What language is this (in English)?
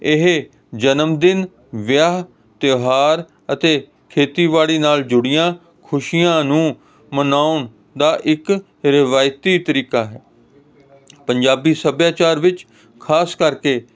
Punjabi